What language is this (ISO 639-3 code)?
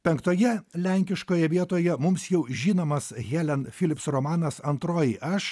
lit